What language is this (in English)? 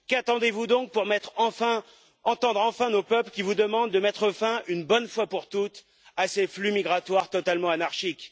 French